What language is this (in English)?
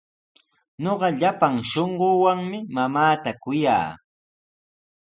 Sihuas Ancash Quechua